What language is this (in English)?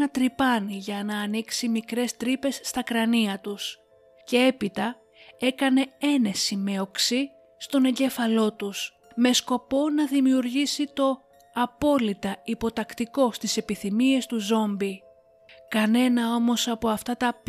Greek